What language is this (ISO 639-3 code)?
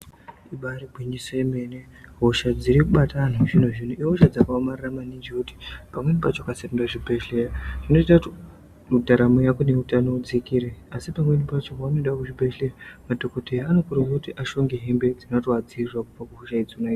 ndc